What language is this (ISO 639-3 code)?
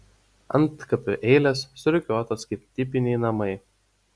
lit